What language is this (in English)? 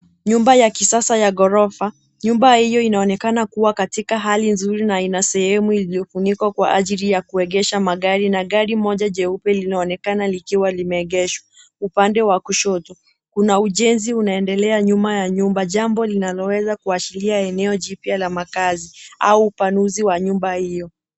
Swahili